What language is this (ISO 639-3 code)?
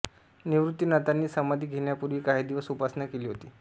mar